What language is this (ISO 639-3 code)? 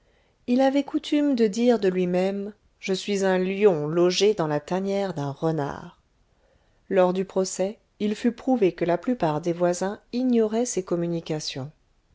fra